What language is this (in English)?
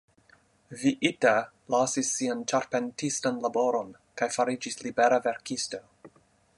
Esperanto